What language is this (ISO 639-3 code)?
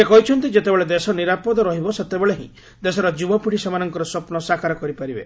ori